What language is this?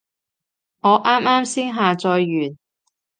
Cantonese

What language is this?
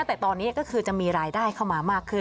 Thai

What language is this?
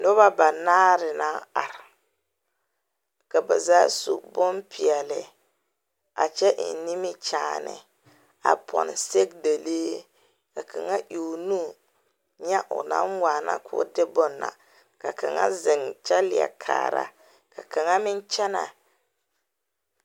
Southern Dagaare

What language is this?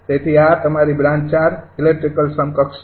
Gujarati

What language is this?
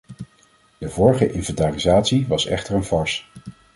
Dutch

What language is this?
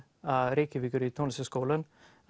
Icelandic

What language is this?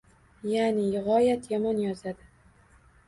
Uzbek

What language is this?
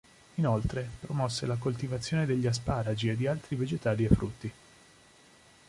Italian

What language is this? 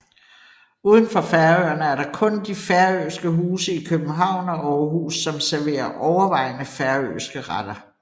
Danish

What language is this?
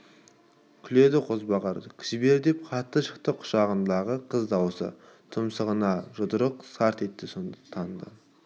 Kazakh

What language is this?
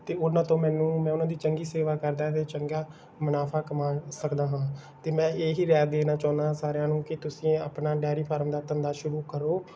Punjabi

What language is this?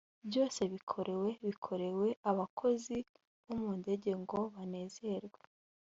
Kinyarwanda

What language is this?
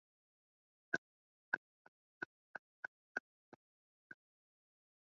Swahili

